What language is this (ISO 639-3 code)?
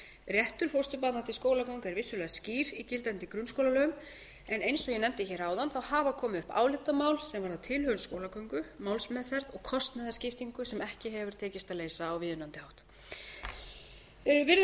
isl